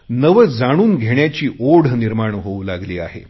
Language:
Marathi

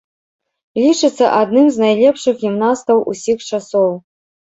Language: Belarusian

